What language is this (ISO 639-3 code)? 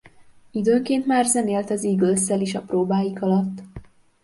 hun